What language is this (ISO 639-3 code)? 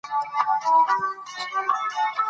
pus